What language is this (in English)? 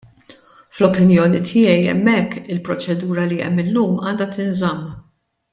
Maltese